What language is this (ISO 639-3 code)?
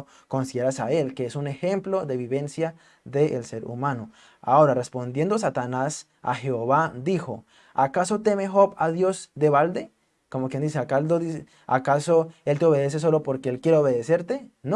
spa